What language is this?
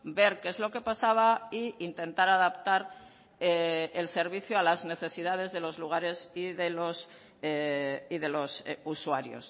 Spanish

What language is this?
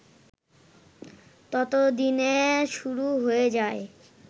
Bangla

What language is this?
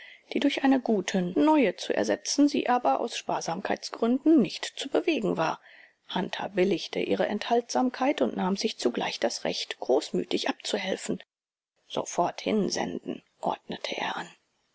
German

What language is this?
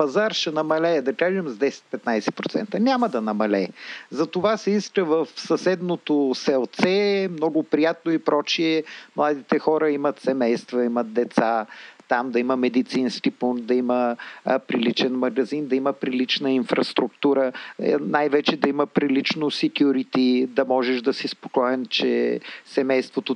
Bulgarian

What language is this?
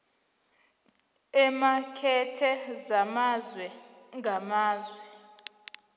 South Ndebele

